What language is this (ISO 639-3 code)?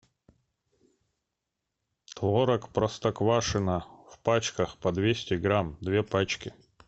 rus